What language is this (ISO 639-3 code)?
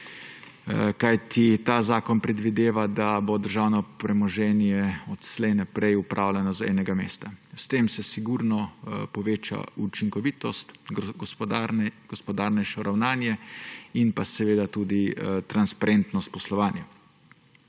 slv